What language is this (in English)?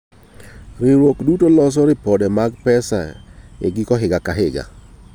Luo (Kenya and Tanzania)